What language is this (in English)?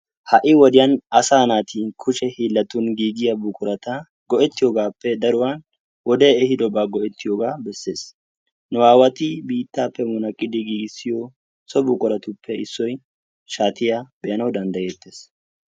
Wolaytta